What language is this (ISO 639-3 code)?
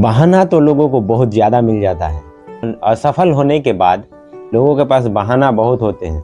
hin